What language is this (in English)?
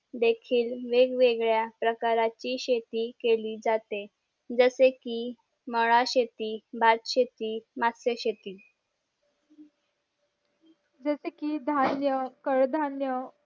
Marathi